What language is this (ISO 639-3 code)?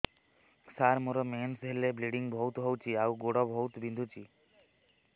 ori